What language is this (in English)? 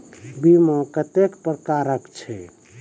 Maithili